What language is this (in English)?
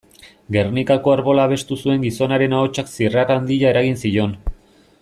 Basque